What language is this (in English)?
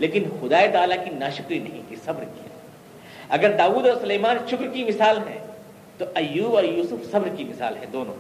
Urdu